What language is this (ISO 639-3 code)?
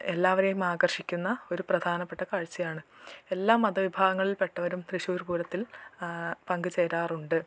mal